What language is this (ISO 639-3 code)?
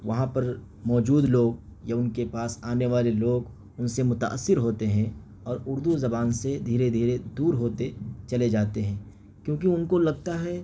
urd